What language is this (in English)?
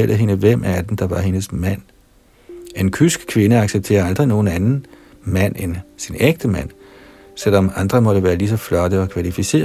Danish